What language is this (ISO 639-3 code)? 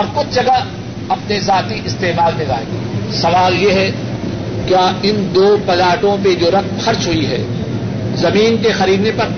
urd